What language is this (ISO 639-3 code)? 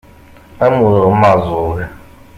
kab